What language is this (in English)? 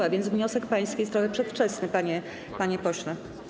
Polish